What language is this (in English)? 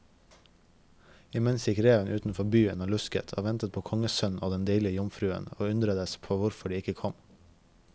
Norwegian